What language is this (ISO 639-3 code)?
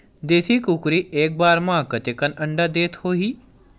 hne